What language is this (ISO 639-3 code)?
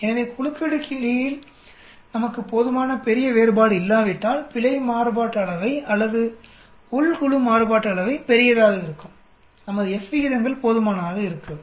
tam